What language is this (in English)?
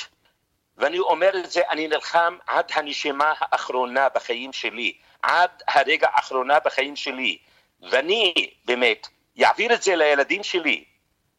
Hebrew